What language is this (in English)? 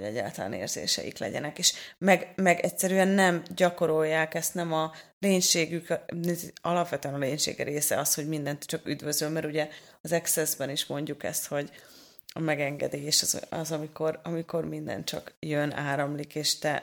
Hungarian